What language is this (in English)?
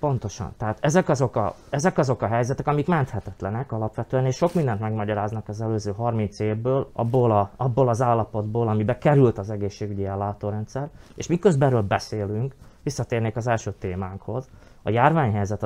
Hungarian